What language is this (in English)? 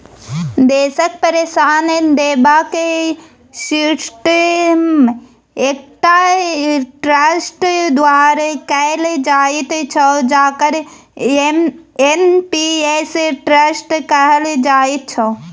Maithili